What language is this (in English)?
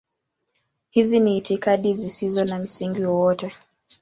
Swahili